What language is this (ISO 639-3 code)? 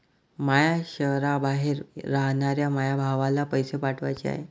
mar